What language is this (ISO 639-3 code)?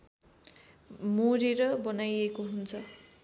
nep